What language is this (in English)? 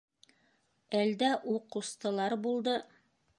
Bashkir